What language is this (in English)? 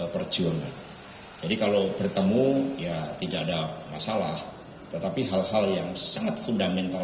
Indonesian